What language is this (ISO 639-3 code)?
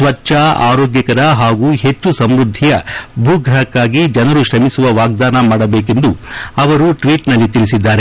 kan